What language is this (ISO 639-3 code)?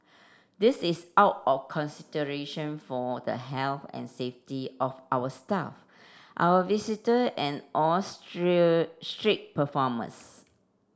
eng